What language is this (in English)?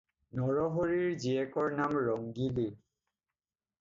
Assamese